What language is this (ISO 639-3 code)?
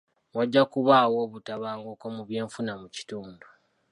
lug